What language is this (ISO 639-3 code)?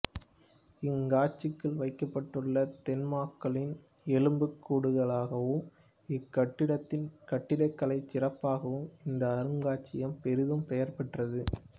tam